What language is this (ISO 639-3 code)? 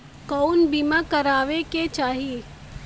bho